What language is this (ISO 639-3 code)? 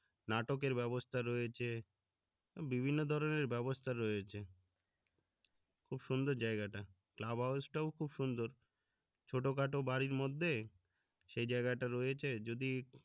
ben